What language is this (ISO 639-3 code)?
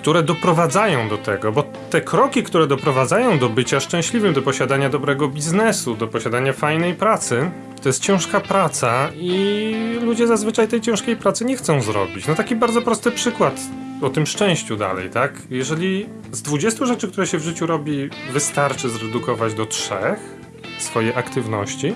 pol